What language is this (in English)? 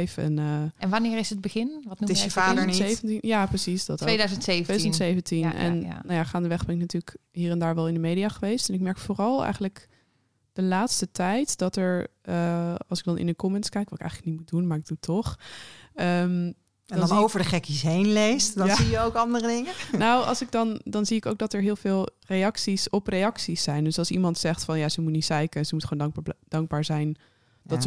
Dutch